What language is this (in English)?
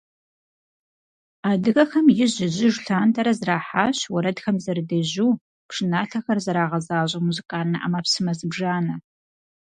Kabardian